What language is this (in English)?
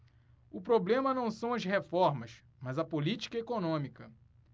Portuguese